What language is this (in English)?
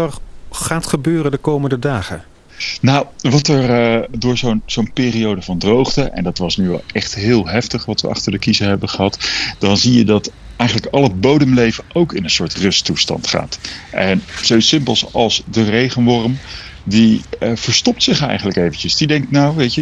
Dutch